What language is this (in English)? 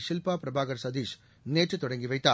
Tamil